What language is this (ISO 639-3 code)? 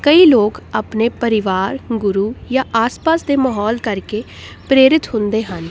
pan